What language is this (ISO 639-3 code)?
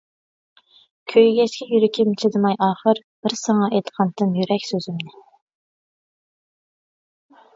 uig